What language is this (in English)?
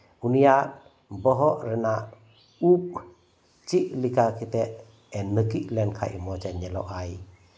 Santali